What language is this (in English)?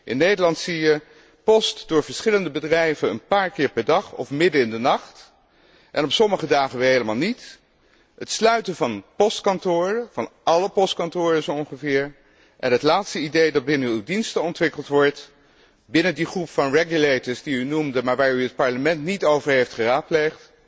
Dutch